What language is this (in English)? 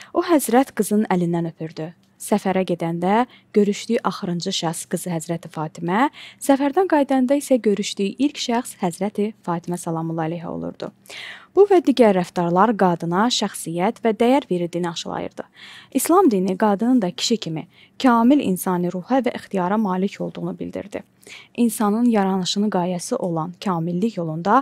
Turkish